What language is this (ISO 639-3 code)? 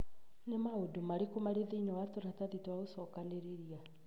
kik